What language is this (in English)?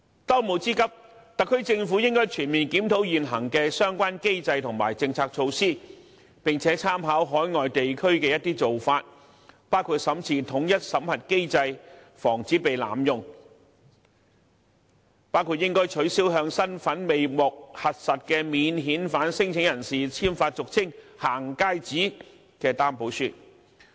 Cantonese